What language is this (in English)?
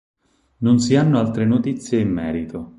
Italian